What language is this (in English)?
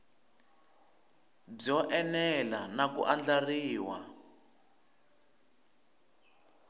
Tsonga